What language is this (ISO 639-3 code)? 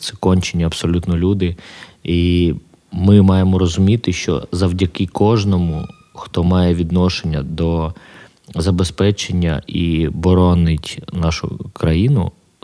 ukr